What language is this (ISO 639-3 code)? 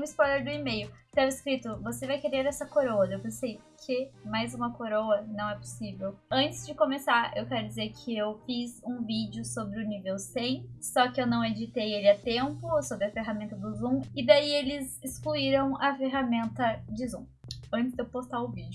por